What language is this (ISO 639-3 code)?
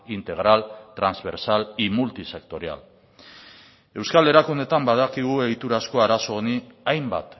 eus